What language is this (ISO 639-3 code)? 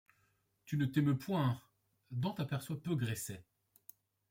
fra